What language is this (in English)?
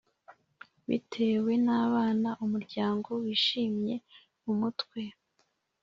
Kinyarwanda